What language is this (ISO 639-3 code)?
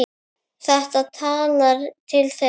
isl